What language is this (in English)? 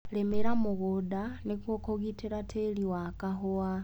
Kikuyu